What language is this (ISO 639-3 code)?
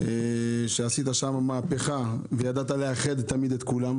heb